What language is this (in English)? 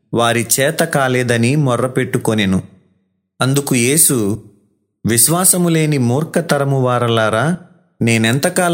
Telugu